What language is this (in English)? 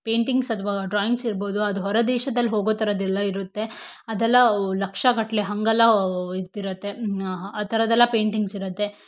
Kannada